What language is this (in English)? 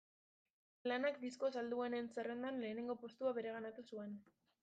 Basque